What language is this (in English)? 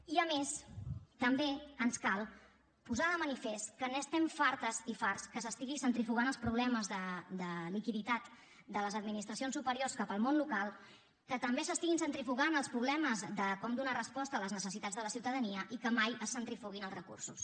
Catalan